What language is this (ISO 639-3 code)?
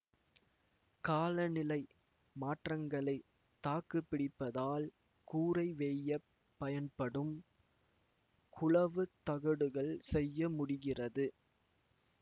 tam